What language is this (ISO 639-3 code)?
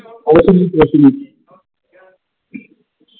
pan